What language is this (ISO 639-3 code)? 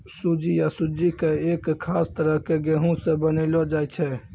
mai